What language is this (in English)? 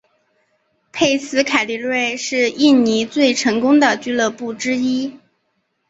Chinese